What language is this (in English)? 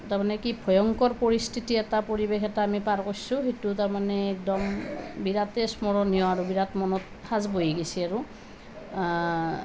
Assamese